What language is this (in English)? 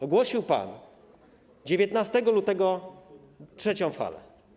Polish